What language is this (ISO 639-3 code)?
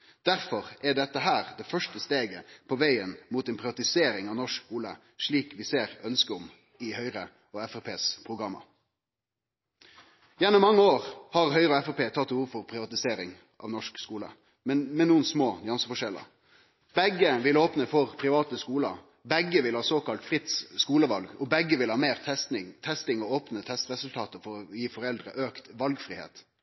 nno